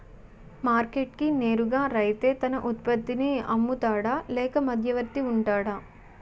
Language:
Telugu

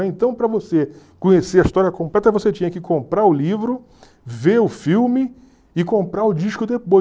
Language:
Portuguese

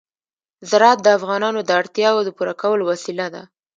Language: Pashto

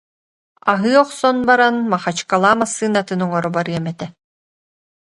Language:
Yakut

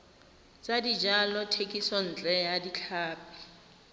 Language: Tswana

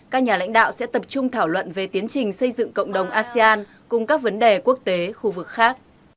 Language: Vietnamese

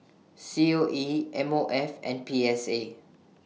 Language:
English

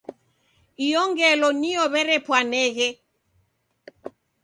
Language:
Taita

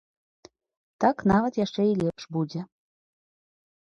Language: Belarusian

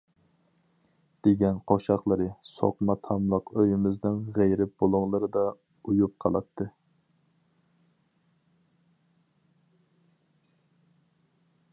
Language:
Uyghur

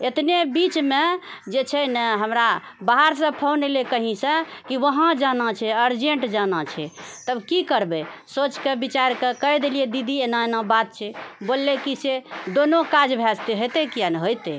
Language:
Maithili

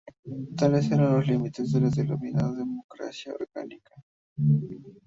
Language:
Spanish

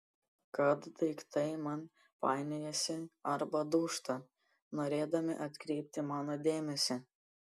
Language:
Lithuanian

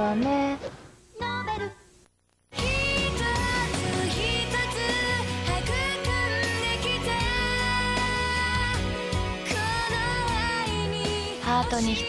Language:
Japanese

